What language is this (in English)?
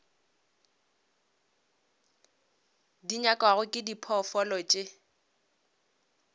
Northern Sotho